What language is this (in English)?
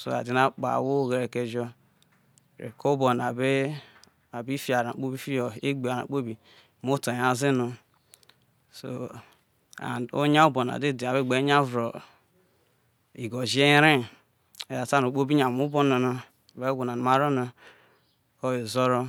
Isoko